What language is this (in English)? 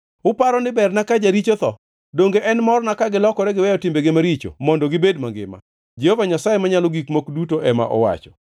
Luo (Kenya and Tanzania)